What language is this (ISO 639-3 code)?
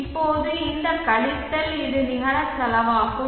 tam